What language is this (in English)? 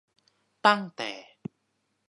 Thai